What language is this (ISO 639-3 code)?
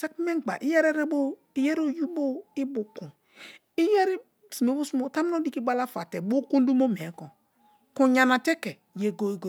ijn